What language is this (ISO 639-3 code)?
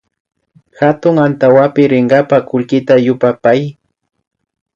qvi